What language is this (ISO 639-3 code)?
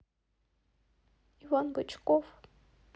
rus